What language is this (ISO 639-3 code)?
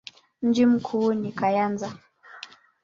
swa